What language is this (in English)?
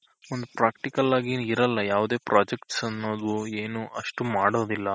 Kannada